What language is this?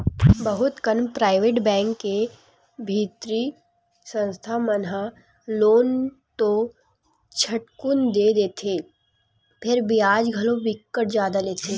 Chhattisgarhi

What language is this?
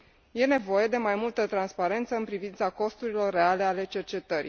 Romanian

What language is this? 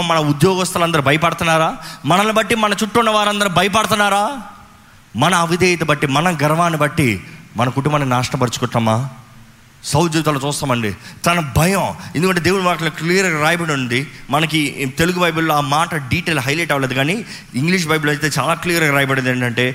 Telugu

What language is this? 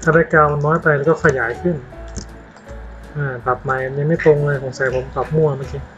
Thai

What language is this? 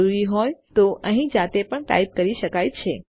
Gujarati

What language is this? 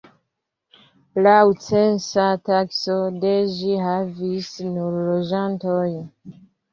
Esperanto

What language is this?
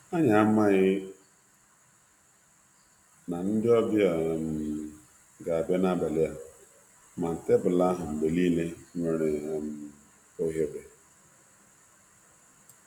Igbo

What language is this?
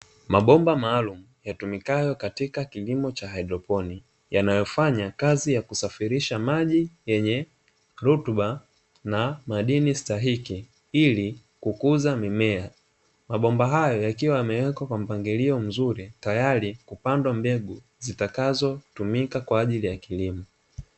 Swahili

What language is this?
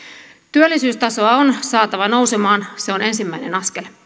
Finnish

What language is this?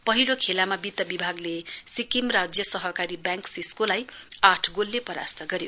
Nepali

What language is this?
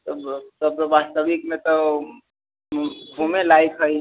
Maithili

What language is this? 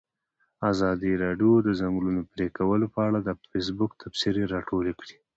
Pashto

